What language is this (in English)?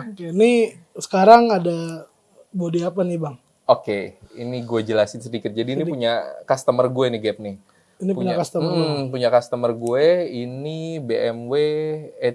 Indonesian